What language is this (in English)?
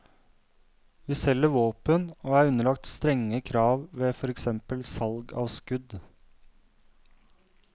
Norwegian